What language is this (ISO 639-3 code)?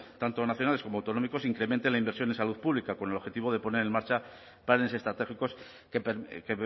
spa